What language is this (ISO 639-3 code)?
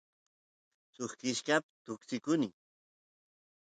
qus